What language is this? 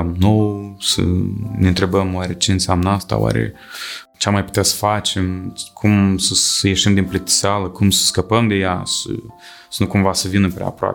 Romanian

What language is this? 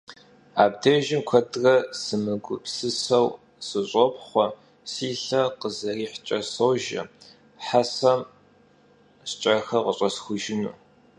Kabardian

